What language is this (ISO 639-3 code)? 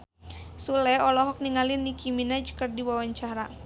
sun